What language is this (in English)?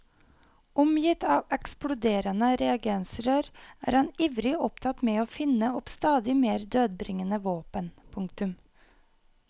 Norwegian